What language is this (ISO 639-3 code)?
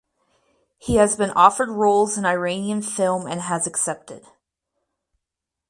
eng